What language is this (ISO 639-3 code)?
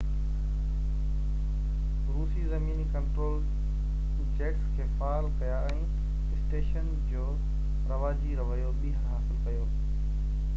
snd